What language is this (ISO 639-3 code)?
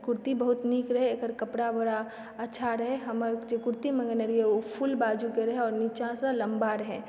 mai